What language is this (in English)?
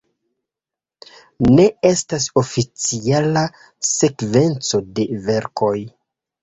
Esperanto